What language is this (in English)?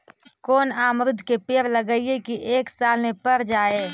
Magahi